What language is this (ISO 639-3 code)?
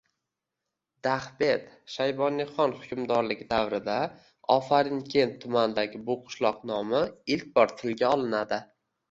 uzb